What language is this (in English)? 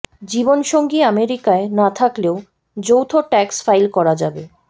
Bangla